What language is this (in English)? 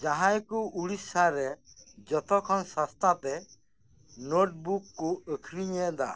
Santali